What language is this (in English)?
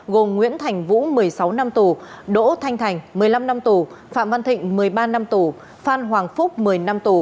Vietnamese